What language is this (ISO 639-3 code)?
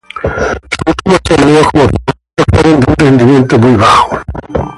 spa